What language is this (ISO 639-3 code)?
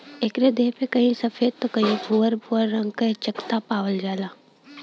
bho